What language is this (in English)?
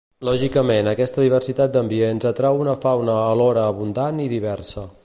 Catalan